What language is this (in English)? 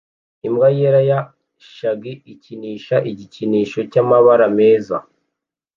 Kinyarwanda